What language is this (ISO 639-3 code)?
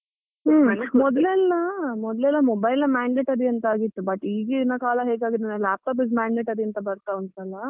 kan